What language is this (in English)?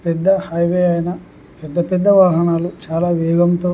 Telugu